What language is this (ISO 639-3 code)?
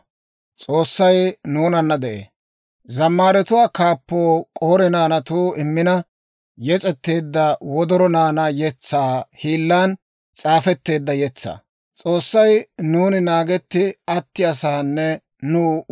dwr